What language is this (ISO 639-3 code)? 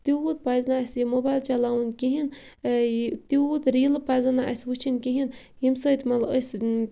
kas